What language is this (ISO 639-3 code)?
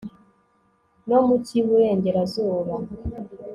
kin